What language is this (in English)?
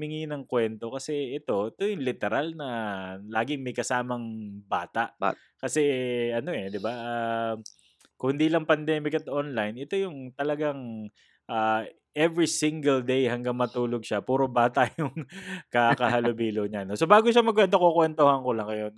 Filipino